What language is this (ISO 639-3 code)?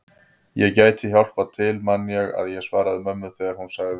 isl